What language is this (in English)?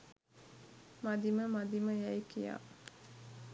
Sinhala